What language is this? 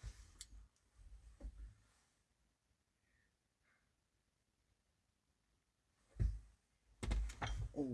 Korean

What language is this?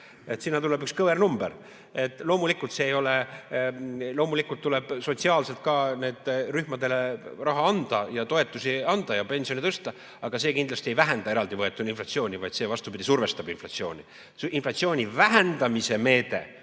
Estonian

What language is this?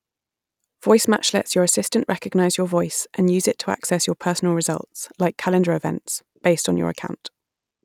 English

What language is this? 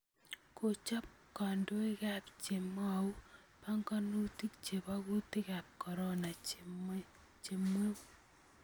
Kalenjin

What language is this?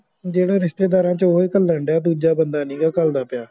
Punjabi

